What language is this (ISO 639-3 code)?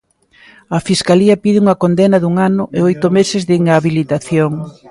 glg